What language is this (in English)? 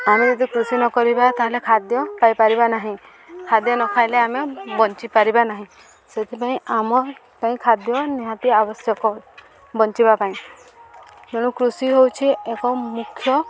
Odia